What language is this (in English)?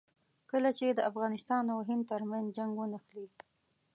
Pashto